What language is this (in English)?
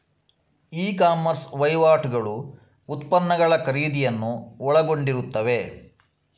Kannada